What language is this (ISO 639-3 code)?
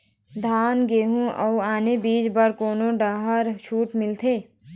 hne